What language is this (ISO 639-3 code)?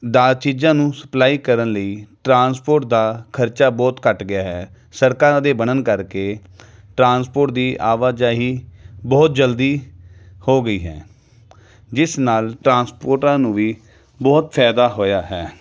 pan